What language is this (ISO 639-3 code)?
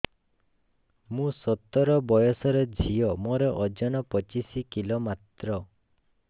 ori